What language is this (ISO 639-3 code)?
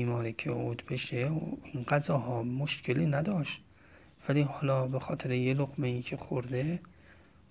fas